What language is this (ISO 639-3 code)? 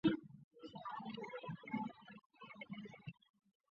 zho